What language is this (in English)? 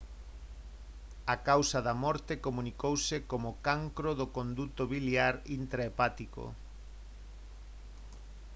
Galician